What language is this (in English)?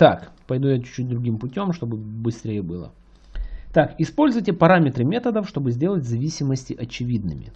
Russian